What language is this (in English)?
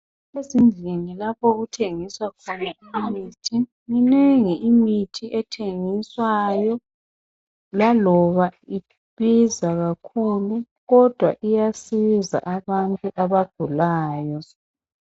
North Ndebele